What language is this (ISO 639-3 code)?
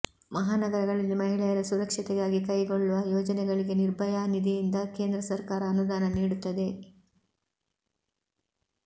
kan